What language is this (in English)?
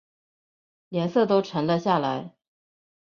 Chinese